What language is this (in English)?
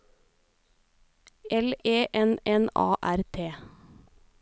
Norwegian